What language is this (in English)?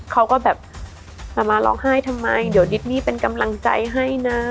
Thai